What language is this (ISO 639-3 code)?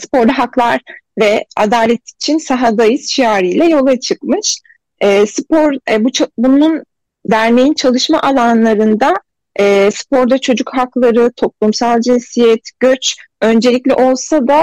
tur